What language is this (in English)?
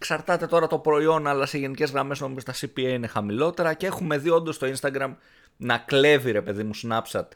Greek